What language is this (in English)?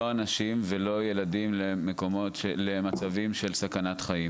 Hebrew